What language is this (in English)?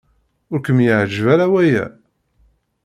Kabyle